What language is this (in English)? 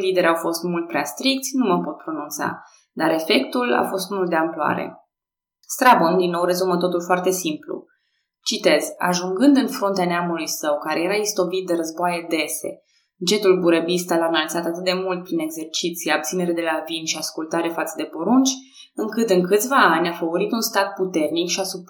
Romanian